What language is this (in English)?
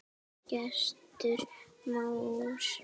Icelandic